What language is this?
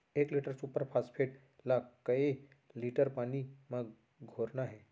Chhattisgarhi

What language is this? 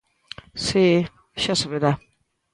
Galician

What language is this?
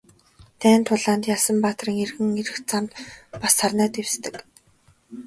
Mongolian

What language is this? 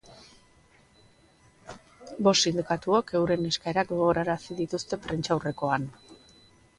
Basque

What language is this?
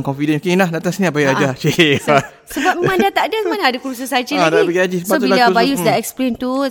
Malay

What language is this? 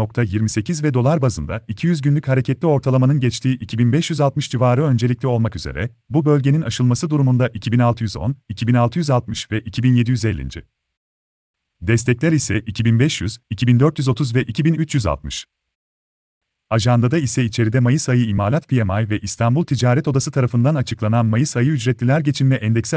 Turkish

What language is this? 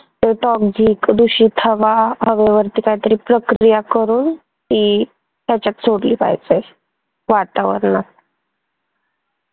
Marathi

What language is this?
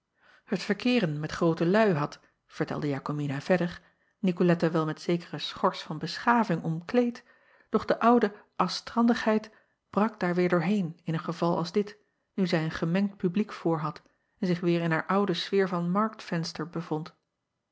Dutch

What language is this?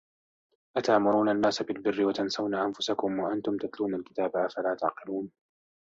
Arabic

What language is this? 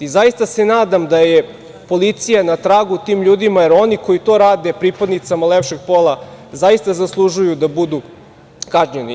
Serbian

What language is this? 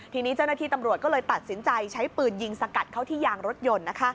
Thai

